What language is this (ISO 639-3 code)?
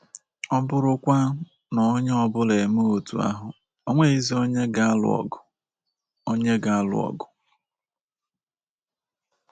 ibo